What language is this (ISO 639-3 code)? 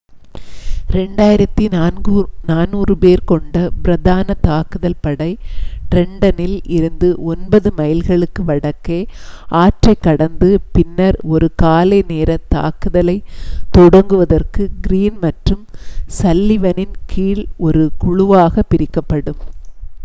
tam